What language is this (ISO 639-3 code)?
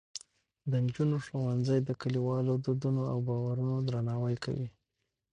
pus